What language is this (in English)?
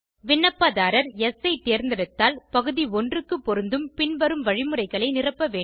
Tamil